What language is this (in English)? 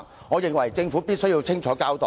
Cantonese